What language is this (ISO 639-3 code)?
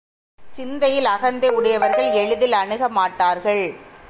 tam